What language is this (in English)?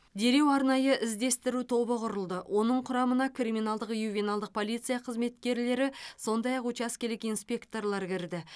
Kazakh